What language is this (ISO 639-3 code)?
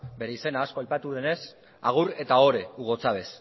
eus